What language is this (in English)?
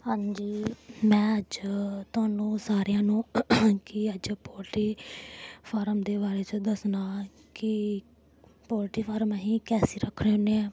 Dogri